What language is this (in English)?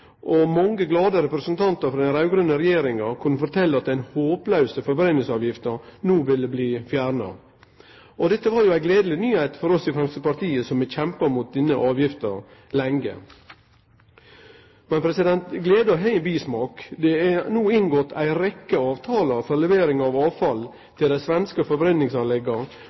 Norwegian Nynorsk